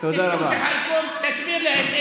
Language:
Hebrew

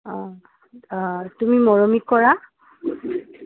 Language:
Assamese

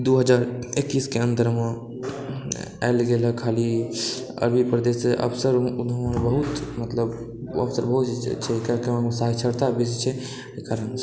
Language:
Maithili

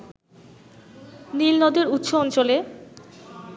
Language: Bangla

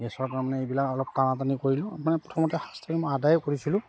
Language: Assamese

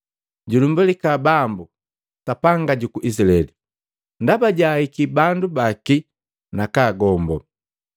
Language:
Matengo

